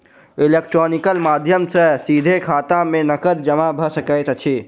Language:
Maithili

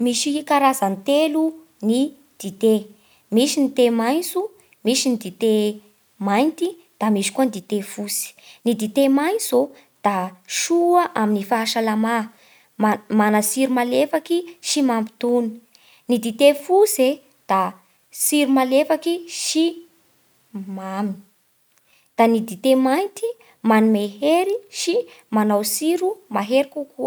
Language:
Bara Malagasy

